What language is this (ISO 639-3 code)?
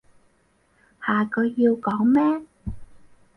yue